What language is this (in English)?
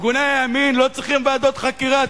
Hebrew